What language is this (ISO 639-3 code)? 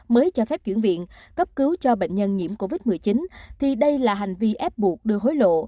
vie